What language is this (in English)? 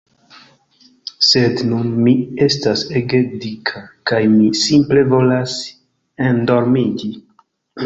Esperanto